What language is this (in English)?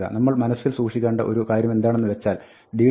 Malayalam